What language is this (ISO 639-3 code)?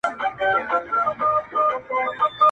pus